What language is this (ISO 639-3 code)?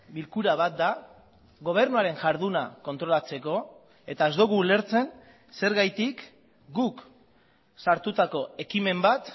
eus